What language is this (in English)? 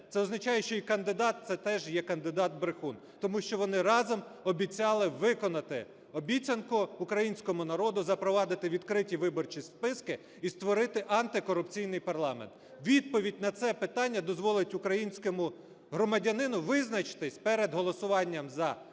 Ukrainian